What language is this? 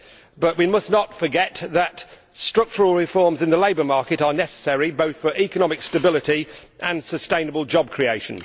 English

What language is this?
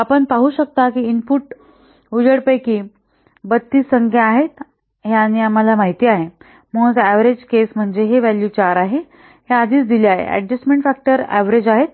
Marathi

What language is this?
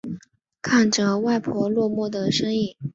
Chinese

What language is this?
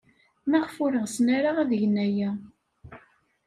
Kabyle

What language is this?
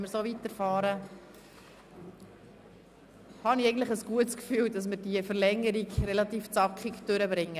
Swiss German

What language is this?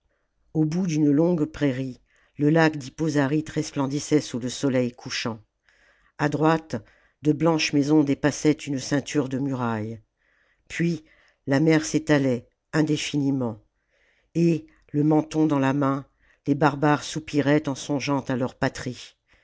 French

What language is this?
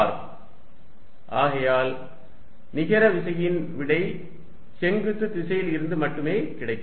Tamil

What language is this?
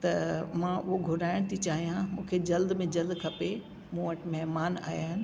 Sindhi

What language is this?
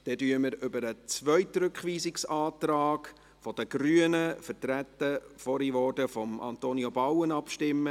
Swiss German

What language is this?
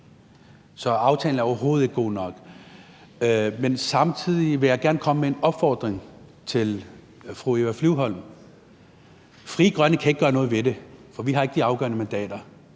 Danish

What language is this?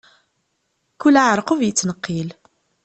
Kabyle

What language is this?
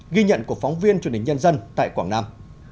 Vietnamese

